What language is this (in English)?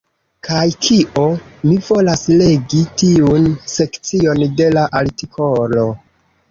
Esperanto